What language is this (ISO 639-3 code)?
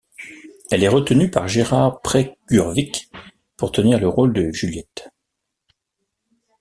fra